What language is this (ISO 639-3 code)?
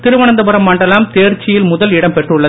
tam